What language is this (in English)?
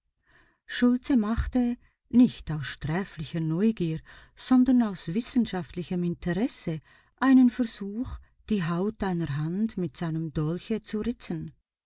German